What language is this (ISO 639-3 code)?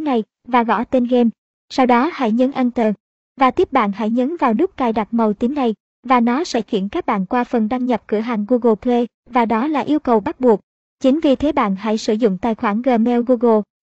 vie